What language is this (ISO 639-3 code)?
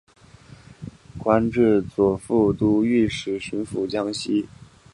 zho